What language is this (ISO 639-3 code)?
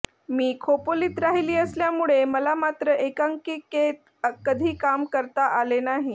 mar